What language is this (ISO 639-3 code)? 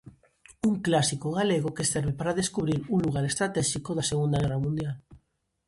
glg